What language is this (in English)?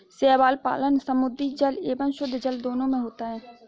Hindi